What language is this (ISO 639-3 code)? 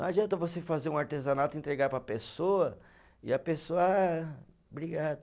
por